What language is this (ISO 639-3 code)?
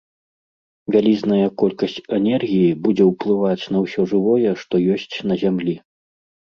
bel